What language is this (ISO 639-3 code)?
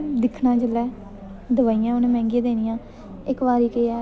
doi